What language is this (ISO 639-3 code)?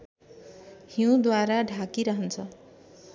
nep